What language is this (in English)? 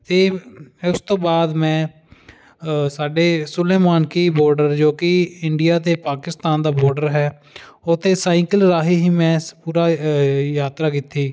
Punjabi